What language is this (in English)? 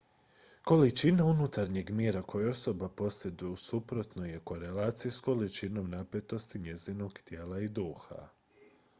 Croatian